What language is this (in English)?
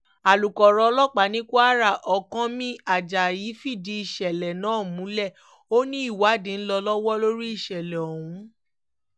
Yoruba